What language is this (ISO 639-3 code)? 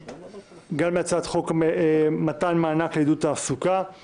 heb